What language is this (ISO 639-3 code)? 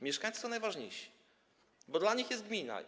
pol